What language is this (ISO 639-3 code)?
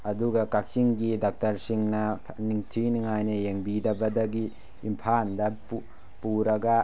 mni